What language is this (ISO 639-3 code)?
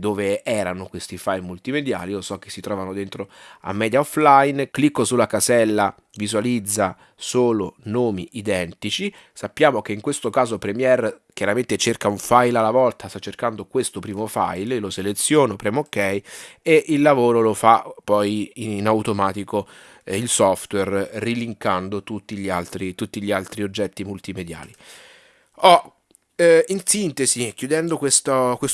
ita